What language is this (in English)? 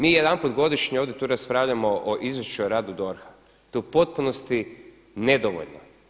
Croatian